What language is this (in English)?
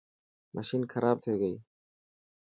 Dhatki